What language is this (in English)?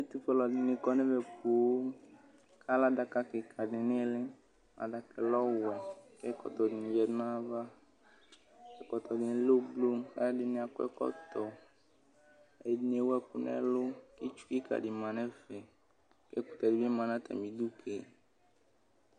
Ikposo